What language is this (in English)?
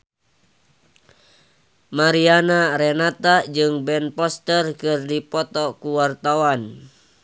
Sundanese